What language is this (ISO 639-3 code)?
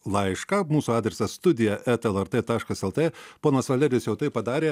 lit